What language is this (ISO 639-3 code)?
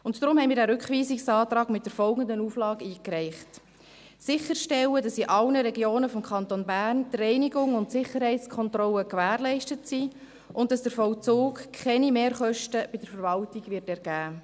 gsw